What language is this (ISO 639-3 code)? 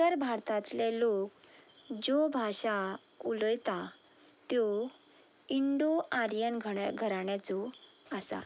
kok